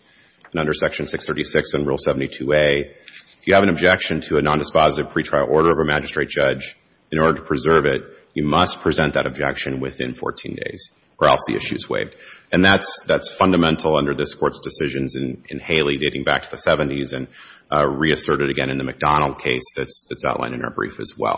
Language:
English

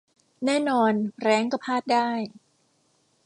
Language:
Thai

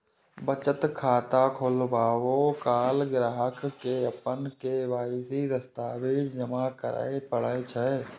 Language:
Maithili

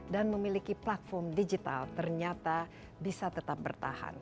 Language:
Indonesian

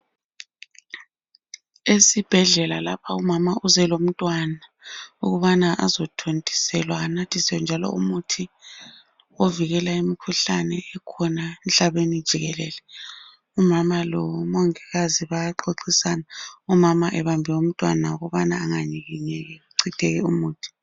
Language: North Ndebele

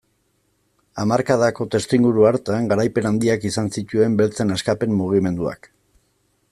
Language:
Basque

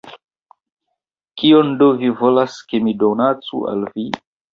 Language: Esperanto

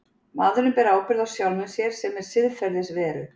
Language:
Icelandic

